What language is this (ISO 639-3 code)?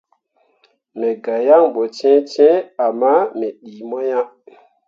mua